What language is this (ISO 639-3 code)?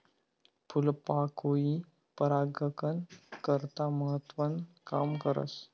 mar